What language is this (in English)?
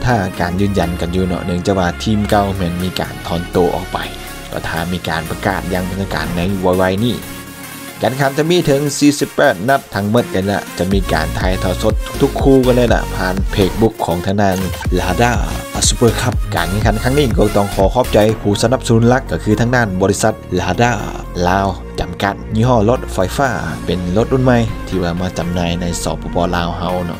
Thai